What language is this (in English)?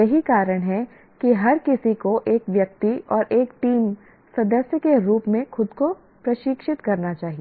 Hindi